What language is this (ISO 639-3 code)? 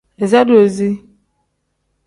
kdh